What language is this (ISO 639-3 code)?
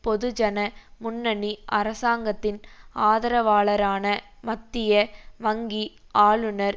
tam